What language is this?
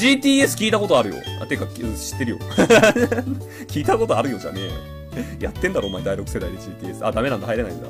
Japanese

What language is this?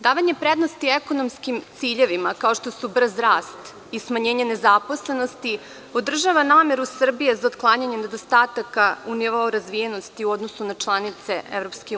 Serbian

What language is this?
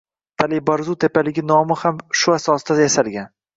Uzbek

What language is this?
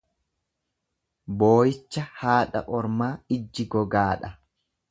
Oromo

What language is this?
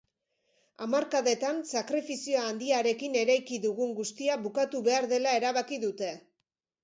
Basque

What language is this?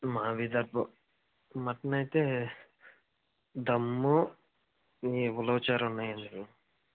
Telugu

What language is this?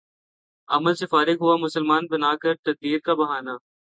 Urdu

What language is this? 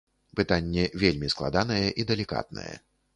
Belarusian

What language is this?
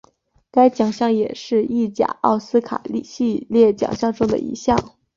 Chinese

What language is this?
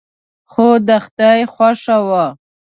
Pashto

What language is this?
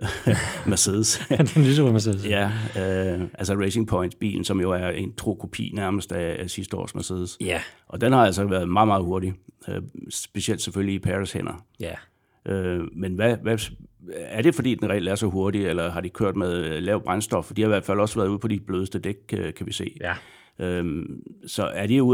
Danish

